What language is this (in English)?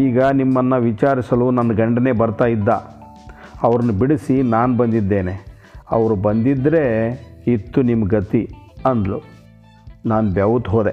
Kannada